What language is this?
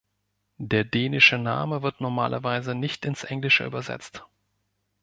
German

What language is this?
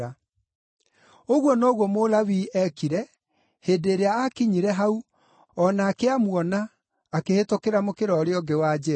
Kikuyu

